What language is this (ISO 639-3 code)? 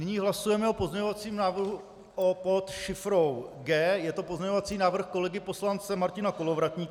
ces